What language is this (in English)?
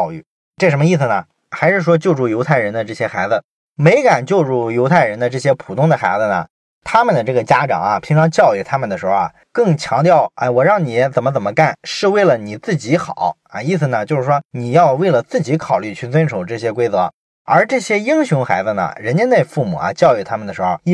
Chinese